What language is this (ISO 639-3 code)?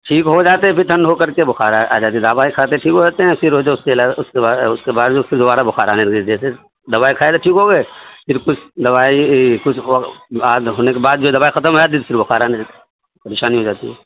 urd